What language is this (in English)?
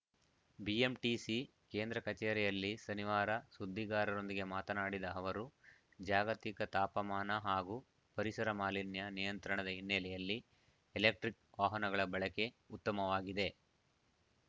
Kannada